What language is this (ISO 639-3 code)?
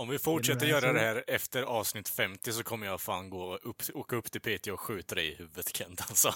swe